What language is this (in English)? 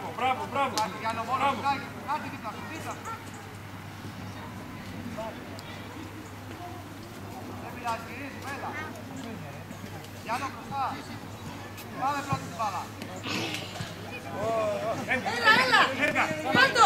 Greek